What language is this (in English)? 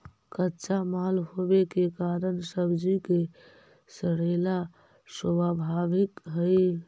Magahi